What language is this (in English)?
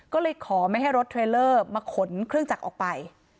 Thai